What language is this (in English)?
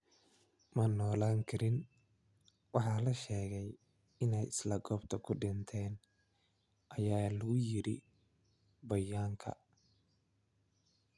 Somali